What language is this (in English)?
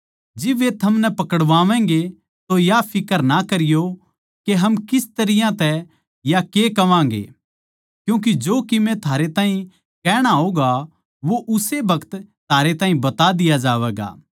Haryanvi